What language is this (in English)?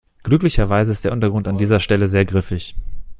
German